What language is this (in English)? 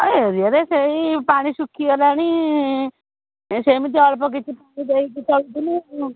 Odia